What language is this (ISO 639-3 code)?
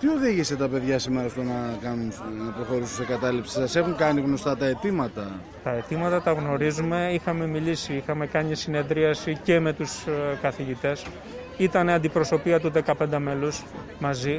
ell